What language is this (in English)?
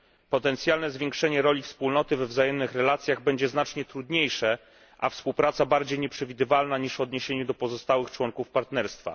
Polish